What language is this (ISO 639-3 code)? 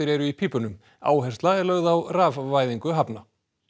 isl